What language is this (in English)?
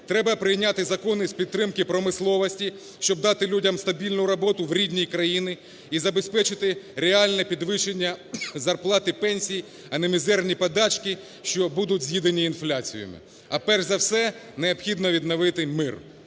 Ukrainian